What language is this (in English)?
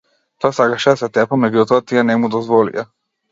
Macedonian